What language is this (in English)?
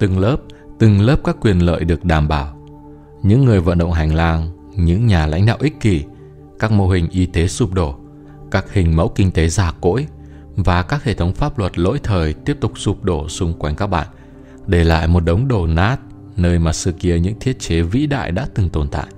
Vietnamese